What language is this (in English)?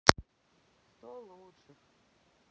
Russian